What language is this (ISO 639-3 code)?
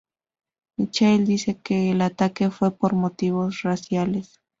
spa